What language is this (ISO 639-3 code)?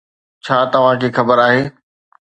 snd